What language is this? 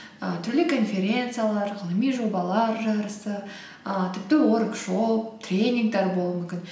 Kazakh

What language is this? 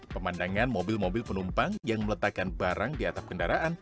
Indonesian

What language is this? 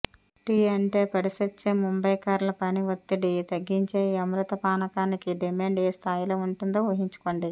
Telugu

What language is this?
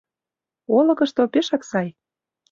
Mari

